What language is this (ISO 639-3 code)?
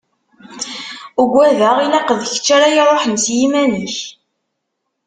kab